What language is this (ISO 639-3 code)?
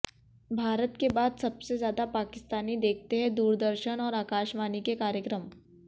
hin